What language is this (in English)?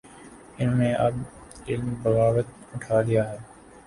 Urdu